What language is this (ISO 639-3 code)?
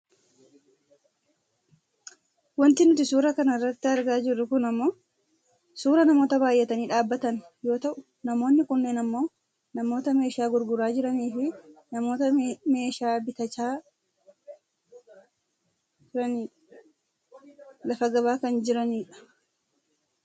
orm